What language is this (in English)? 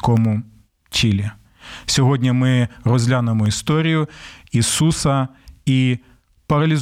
Ukrainian